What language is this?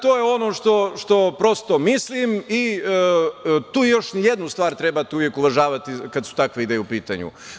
Serbian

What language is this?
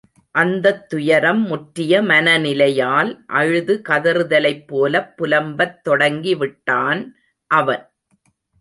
Tamil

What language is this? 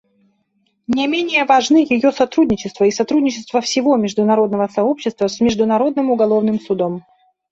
Russian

